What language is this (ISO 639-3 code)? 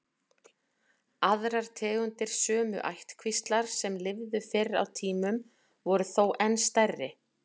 isl